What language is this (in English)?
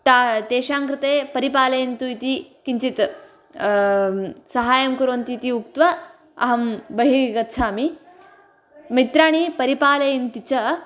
Sanskrit